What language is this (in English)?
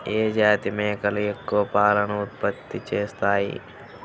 Telugu